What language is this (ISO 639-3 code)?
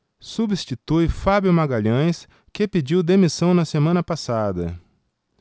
por